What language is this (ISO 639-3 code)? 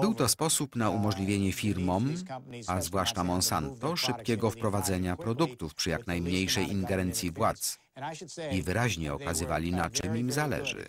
pol